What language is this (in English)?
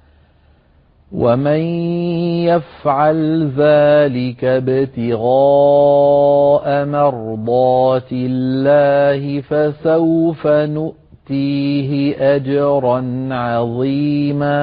Arabic